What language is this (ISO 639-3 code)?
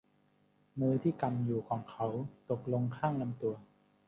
tha